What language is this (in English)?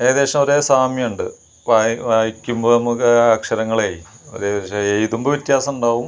Malayalam